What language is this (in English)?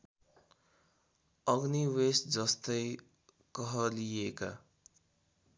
Nepali